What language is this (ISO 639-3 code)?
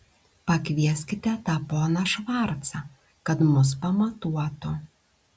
lit